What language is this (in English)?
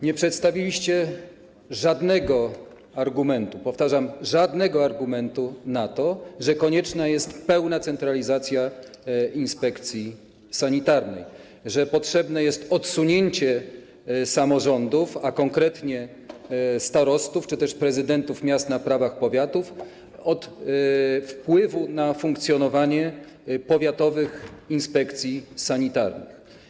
Polish